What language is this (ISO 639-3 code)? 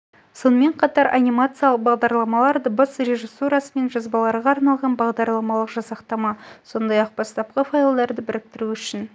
kaz